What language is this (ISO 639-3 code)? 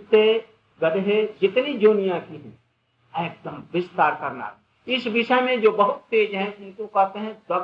hin